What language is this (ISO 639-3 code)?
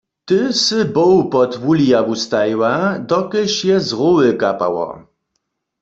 hsb